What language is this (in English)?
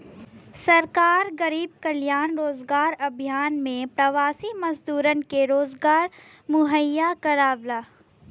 Bhojpuri